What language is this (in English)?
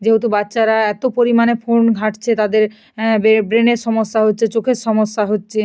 Bangla